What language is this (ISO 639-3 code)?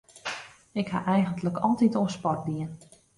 fry